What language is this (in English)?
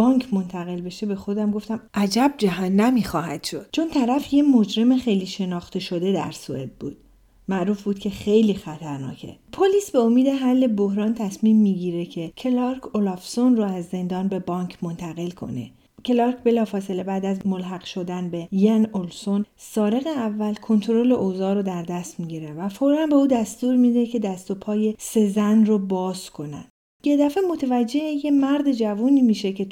Persian